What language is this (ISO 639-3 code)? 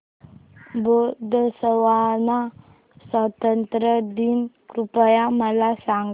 mar